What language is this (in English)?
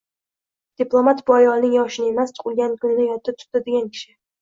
Uzbek